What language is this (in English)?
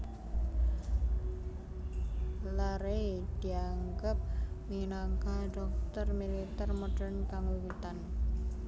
Javanese